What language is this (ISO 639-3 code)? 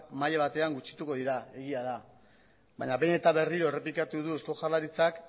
eus